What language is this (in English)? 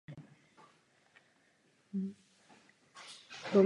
Czech